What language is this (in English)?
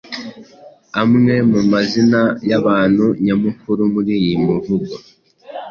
Kinyarwanda